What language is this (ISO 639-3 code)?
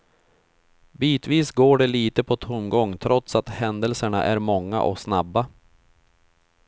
swe